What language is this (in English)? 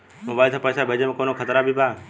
Bhojpuri